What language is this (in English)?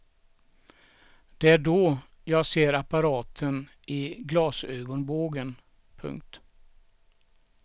Swedish